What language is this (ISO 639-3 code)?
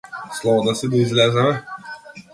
mkd